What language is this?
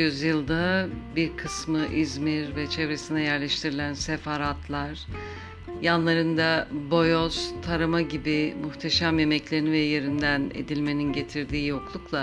Turkish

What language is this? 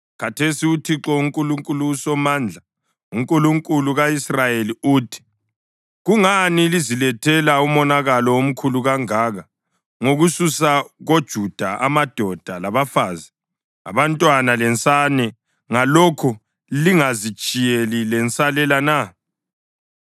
North Ndebele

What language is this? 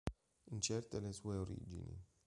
Italian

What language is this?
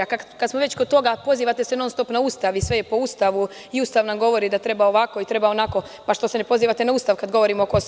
Serbian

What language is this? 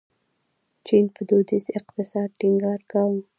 Pashto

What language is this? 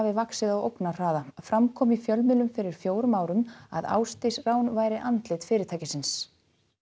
Icelandic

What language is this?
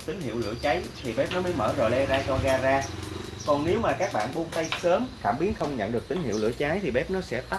Vietnamese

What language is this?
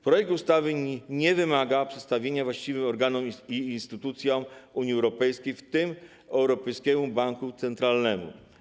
Polish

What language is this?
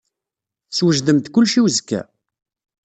Kabyle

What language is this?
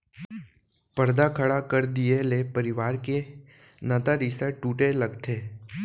Chhattisgarhi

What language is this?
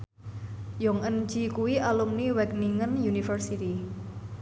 Javanese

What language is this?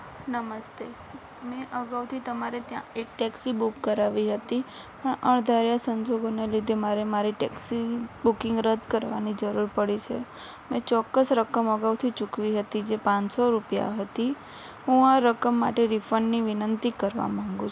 Gujarati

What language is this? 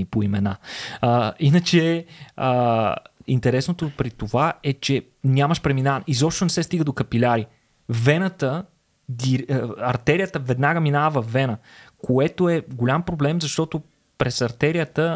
Bulgarian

